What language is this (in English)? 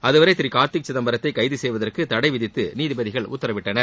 Tamil